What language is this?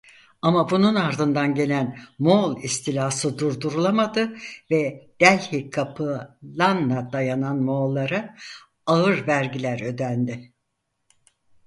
Turkish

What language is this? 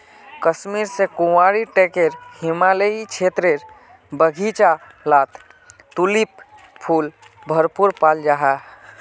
Magahi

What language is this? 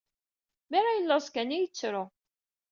Kabyle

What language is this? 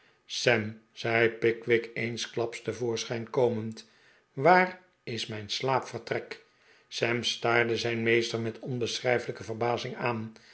Dutch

